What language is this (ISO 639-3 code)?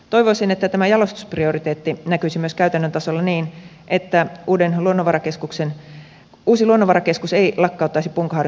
fin